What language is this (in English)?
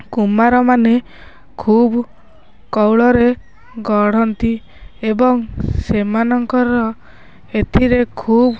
Odia